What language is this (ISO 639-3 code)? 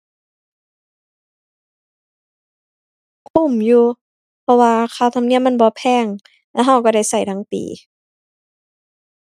tha